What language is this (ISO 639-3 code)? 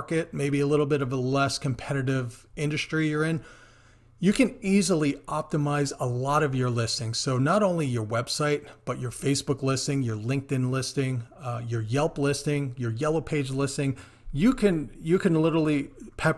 eng